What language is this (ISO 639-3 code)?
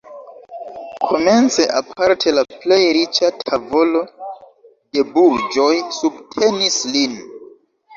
epo